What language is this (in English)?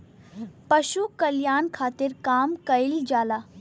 Bhojpuri